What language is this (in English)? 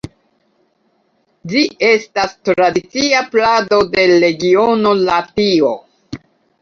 Esperanto